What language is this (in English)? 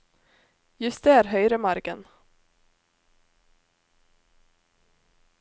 Norwegian